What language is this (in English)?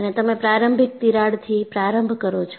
Gujarati